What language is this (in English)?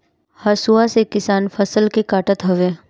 Bhojpuri